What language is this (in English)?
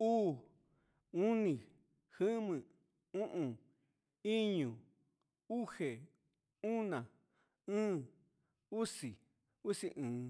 Huitepec Mixtec